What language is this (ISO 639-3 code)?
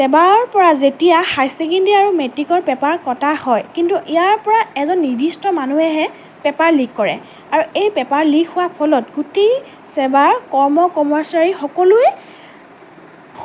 asm